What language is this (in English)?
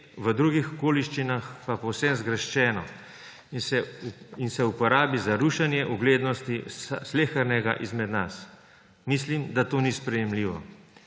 Slovenian